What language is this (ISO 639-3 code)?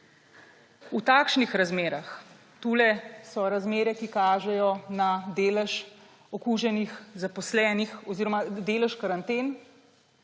slv